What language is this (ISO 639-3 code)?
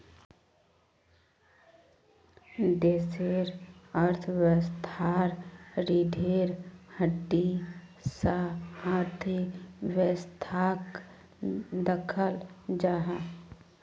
mag